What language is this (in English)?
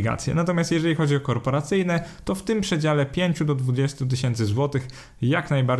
Polish